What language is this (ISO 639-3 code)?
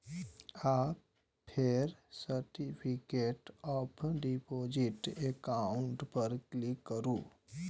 mai